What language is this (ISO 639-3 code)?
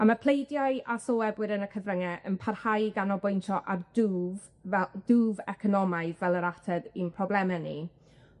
cym